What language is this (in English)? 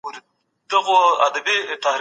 Pashto